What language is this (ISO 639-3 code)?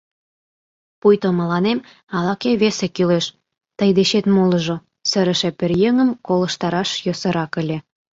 chm